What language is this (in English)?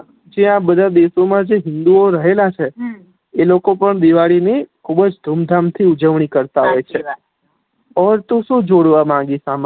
Gujarati